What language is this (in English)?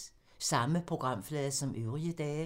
Danish